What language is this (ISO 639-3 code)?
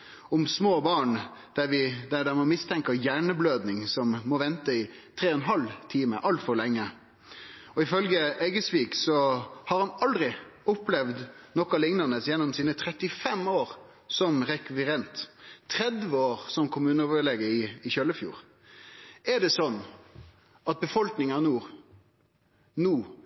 nno